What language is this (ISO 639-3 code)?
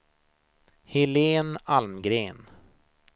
swe